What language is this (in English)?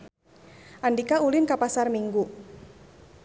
Sundanese